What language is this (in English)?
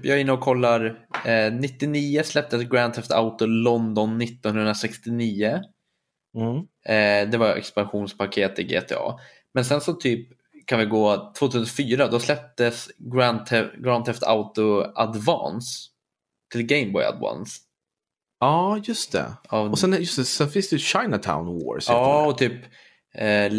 Swedish